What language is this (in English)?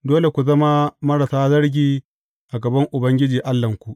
Hausa